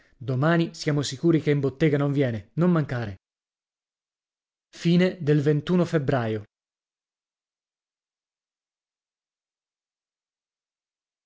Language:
Italian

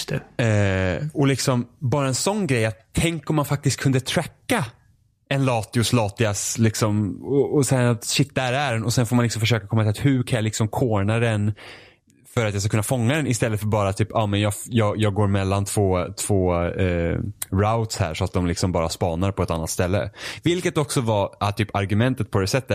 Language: Swedish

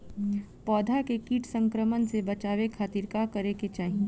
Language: Bhojpuri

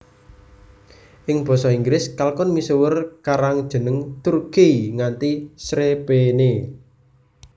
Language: Javanese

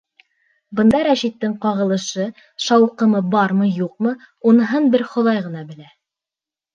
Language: Bashkir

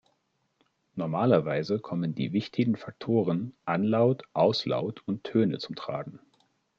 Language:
German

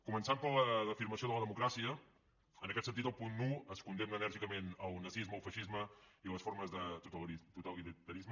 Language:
Catalan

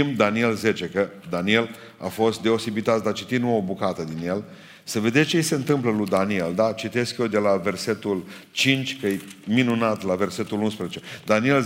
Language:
Romanian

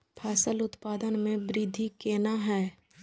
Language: Maithili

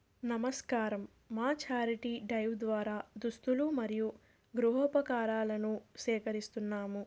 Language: Telugu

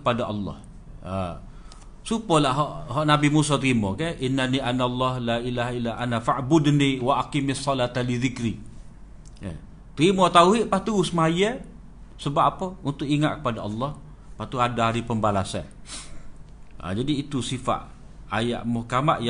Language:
Malay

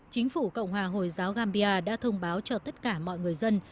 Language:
Vietnamese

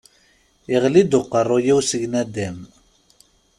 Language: Kabyle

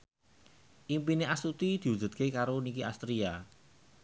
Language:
Javanese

